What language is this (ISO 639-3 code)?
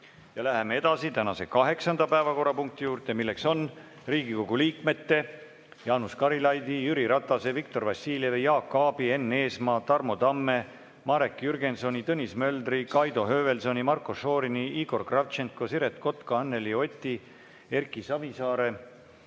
est